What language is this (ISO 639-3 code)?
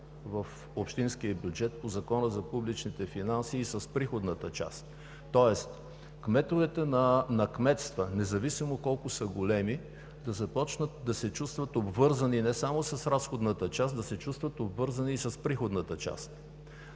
bul